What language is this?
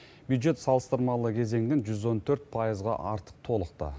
Kazakh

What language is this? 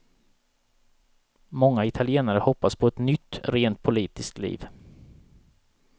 Swedish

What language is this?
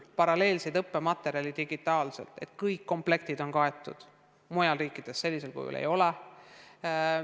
Estonian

